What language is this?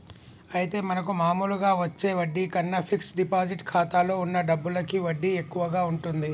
Telugu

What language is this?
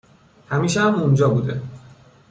Persian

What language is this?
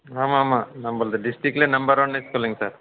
Tamil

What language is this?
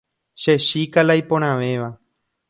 Guarani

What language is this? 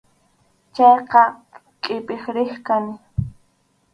Arequipa-La Unión Quechua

